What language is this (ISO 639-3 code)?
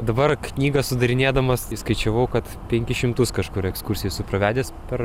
lit